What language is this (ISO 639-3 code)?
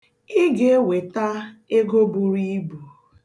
ibo